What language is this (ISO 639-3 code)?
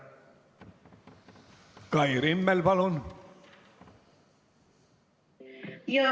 est